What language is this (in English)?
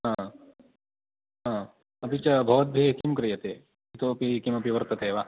Sanskrit